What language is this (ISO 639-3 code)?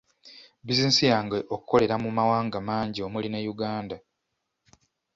lug